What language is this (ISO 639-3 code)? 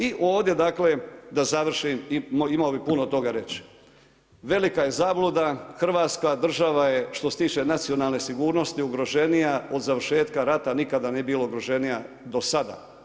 hrv